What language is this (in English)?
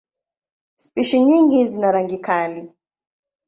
Swahili